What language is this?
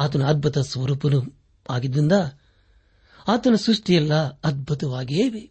Kannada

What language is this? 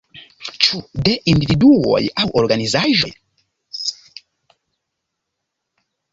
Esperanto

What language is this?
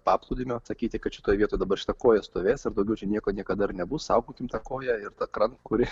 Lithuanian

